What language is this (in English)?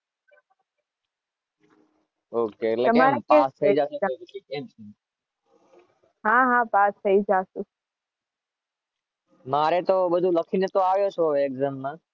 Gujarati